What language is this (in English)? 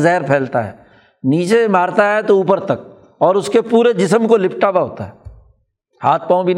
Urdu